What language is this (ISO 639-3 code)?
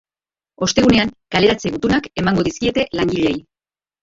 eus